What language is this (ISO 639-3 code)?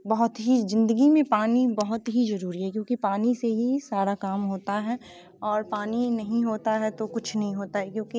hin